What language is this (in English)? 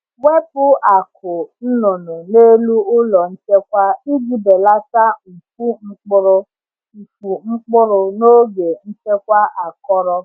Igbo